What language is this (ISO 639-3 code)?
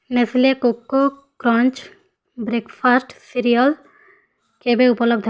ori